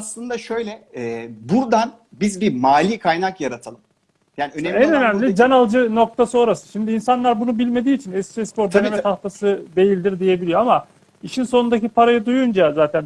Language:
Turkish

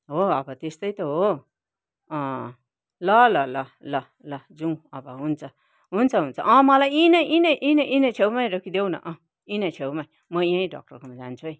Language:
Nepali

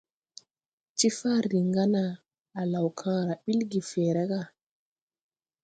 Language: Tupuri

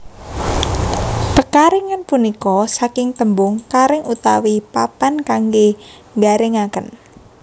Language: Javanese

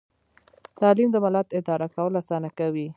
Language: Pashto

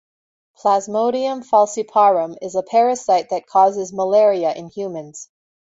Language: English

